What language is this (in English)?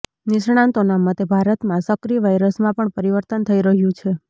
Gujarati